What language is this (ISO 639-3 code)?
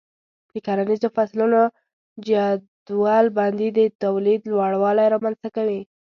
pus